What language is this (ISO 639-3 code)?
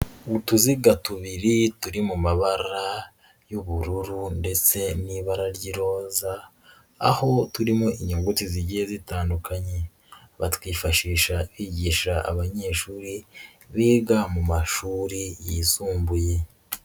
kin